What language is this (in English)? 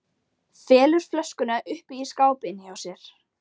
Icelandic